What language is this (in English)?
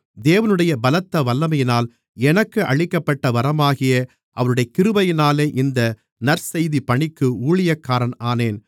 Tamil